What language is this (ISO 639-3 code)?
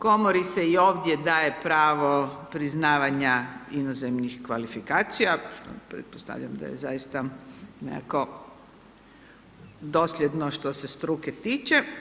hrv